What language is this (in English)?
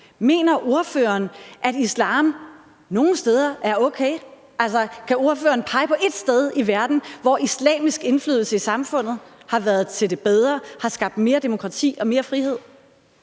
Danish